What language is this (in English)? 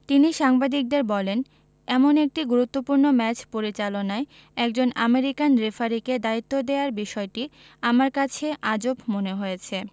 Bangla